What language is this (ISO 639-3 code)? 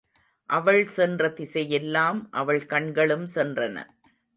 tam